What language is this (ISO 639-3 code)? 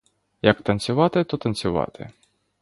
ukr